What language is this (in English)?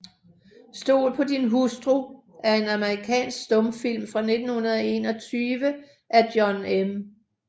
Danish